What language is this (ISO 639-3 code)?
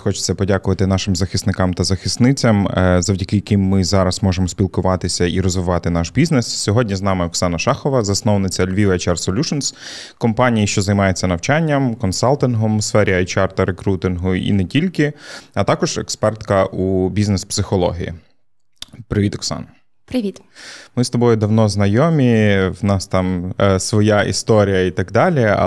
ukr